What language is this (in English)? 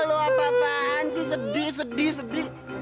Indonesian